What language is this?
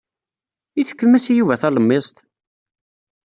Kabyle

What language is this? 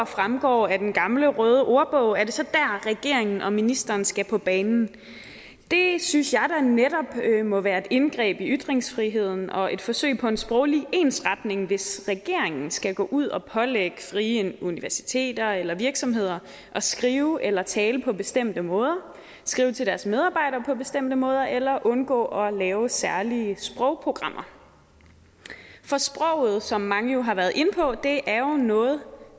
Danish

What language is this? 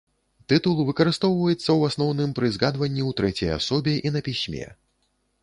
Belarusian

